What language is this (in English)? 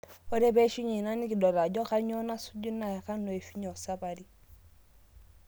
Masai